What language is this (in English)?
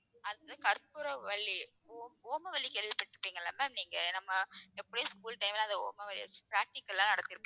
Tamil